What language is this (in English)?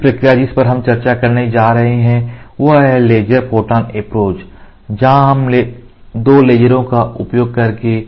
Hindi